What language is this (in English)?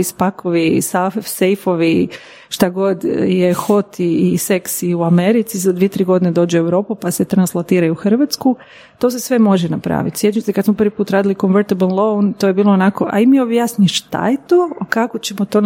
Croatian